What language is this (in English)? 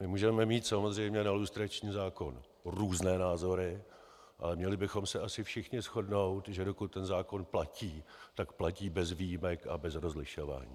Czech